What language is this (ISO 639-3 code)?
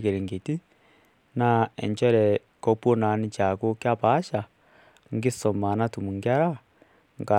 mas